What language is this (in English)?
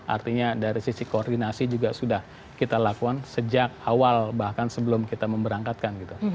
Indonesian